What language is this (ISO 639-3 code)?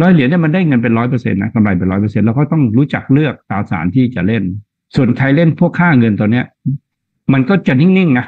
tha